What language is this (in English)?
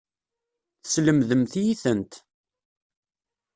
Kabyle